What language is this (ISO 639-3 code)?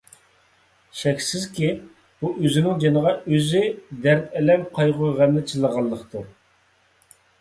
uig